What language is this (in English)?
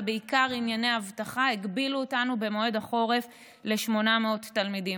Hebrew